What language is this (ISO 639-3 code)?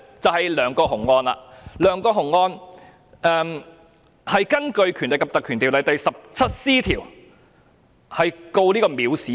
yue